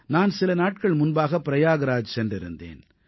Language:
Tamil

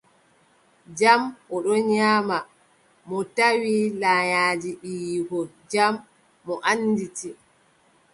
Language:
Adamawa Fulfulde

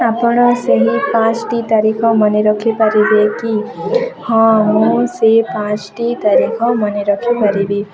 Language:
Odia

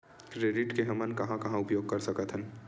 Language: Chhattisgarhi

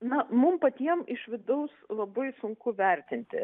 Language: Lithuanian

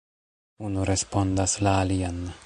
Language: Esperanto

